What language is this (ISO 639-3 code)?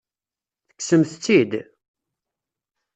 kab